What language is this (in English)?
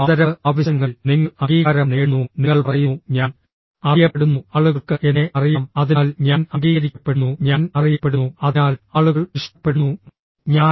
Malayalam